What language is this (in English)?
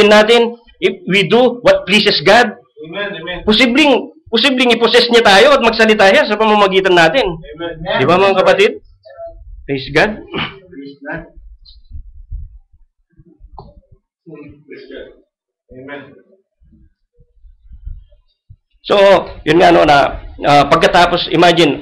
Filipino